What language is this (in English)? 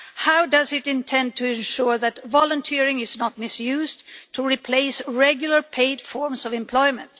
English